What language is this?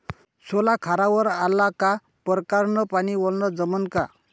Marathi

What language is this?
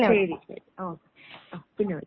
Malayalam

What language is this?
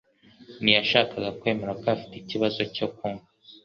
Kinyarwanda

